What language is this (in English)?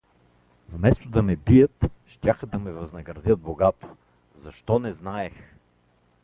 Bulgarian